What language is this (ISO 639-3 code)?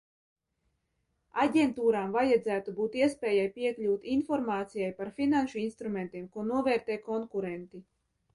lav